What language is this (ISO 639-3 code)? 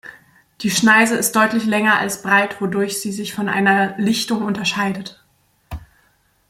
deu